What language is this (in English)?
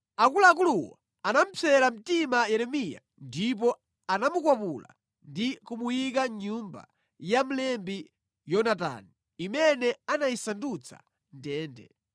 Nyanja